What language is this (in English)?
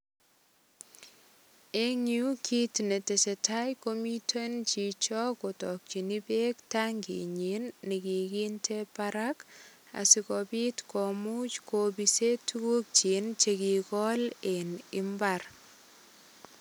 Kalenjin